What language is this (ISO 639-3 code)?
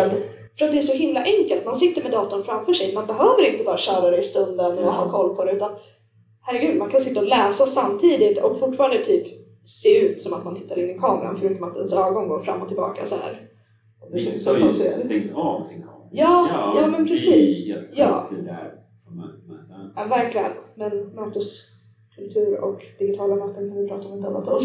swe